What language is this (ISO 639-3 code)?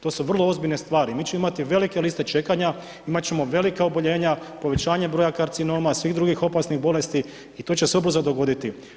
hrv